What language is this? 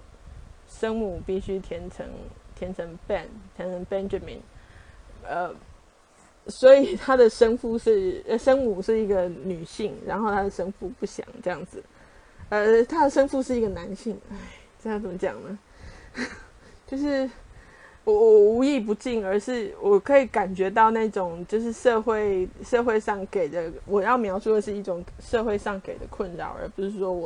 Chinese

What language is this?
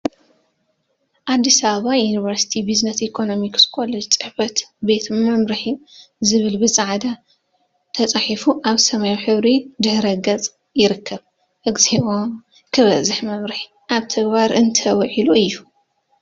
Tigrinya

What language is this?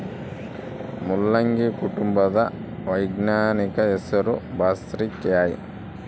Kannada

